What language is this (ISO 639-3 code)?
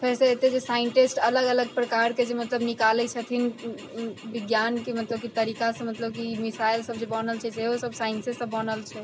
mai